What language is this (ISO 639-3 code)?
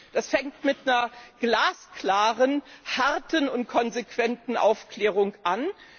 deu